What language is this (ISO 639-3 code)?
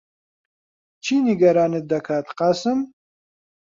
ckb